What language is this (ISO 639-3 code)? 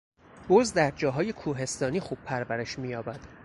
fas